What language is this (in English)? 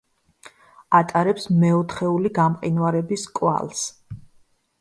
Georgian